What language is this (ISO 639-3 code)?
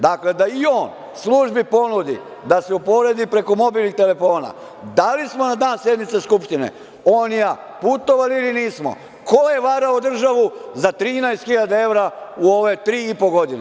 srp